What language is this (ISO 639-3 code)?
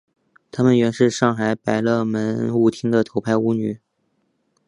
zho